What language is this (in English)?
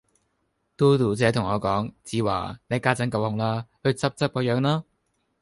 Cantonese